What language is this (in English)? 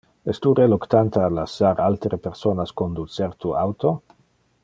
Interlingua